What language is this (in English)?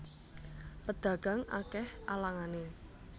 Javanese